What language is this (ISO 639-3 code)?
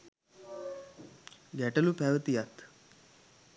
sin